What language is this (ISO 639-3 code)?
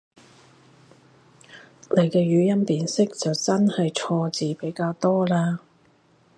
yue